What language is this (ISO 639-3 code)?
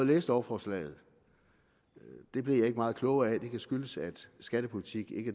dan